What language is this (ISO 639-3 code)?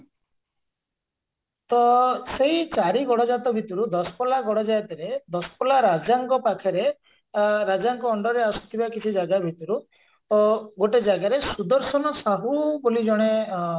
ori